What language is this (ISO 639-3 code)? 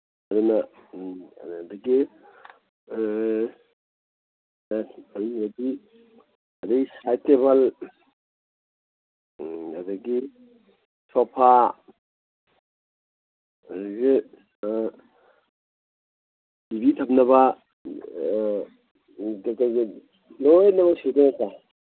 mni